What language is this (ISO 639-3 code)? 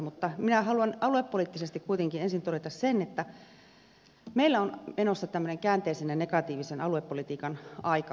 fin